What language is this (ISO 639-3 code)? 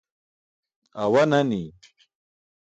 bsk